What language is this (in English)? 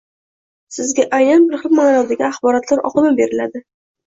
Uzbek